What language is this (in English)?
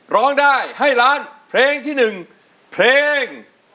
Thai